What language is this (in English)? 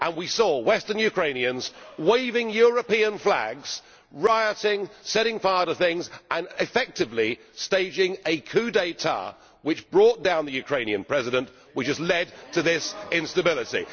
English